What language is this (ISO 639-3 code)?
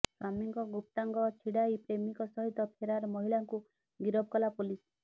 ori